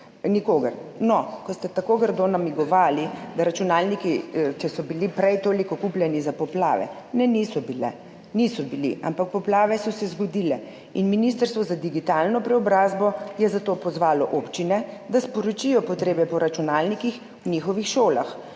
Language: Slovenian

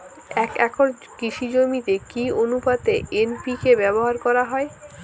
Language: Bangla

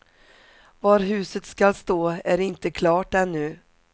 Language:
Swedish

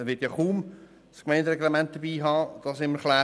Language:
Swiss German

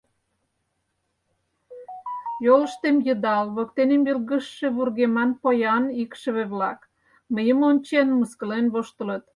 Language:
Mari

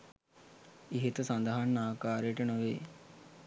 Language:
Sinhala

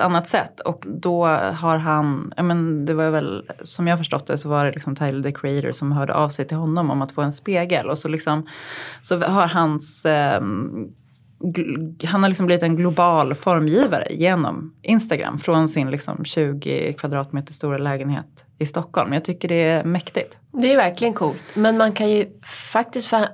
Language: Swedish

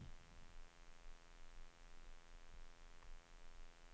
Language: Swedish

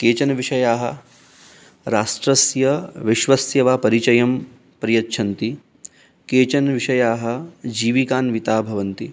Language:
Sanskrit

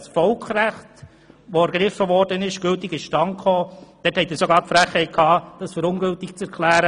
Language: Swiss German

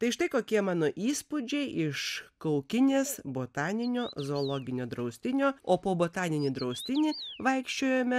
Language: Lithuanian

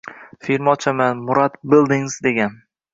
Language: Uzbek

